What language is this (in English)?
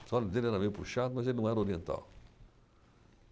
Portuguese